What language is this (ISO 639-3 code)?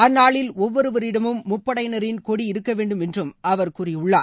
tam